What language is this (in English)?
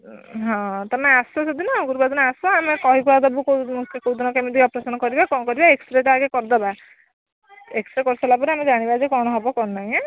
Odia